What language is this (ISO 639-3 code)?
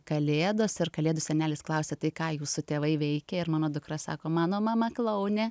lit